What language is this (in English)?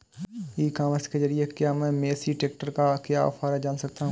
Hindi